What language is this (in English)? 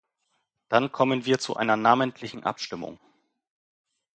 German